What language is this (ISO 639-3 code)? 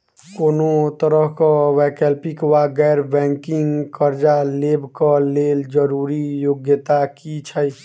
mai